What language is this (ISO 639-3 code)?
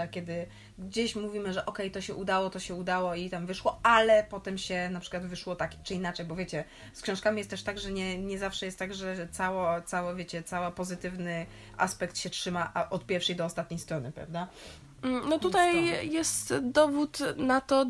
pol